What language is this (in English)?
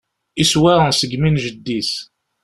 Kabyle